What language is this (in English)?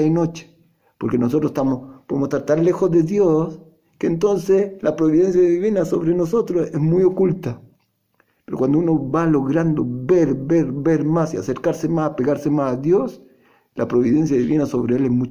Spanish